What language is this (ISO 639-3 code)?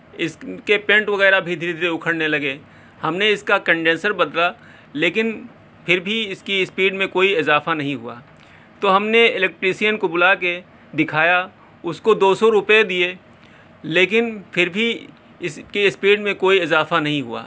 urd